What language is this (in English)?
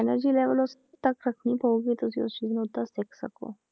Punjabi